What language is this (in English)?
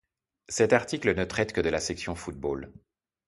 French